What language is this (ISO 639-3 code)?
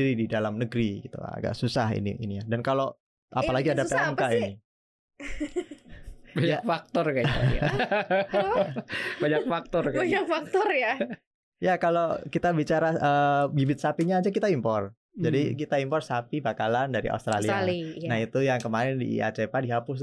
ind